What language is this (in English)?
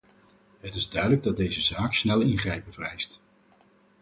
Dutch